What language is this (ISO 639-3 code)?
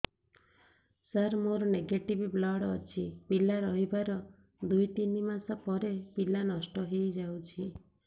ori